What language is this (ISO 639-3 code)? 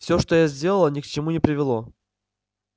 rus